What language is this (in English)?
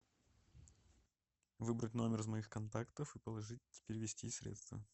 Russian